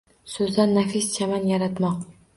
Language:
Uzbek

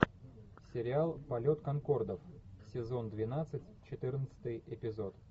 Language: Russian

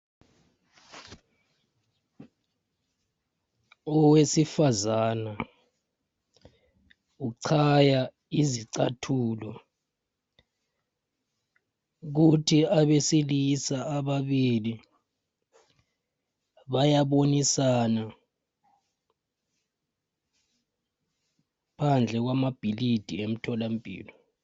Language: North Ndebele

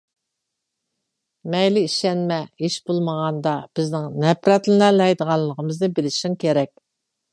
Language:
Uyghur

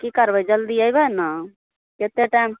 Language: Maithili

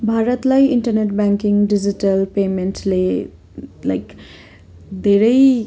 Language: Nepali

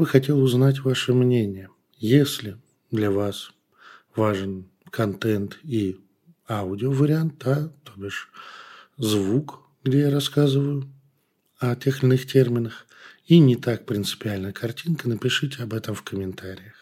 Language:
Russian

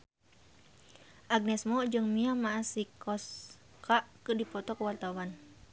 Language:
Sundanese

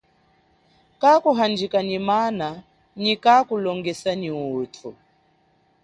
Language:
Chokwe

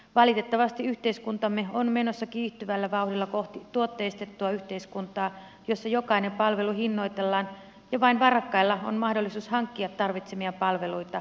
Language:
Finnish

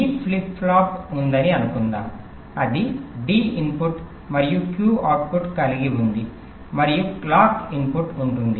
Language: Telugu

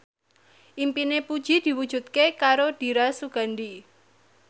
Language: Javanese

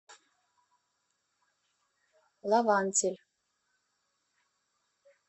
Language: Russian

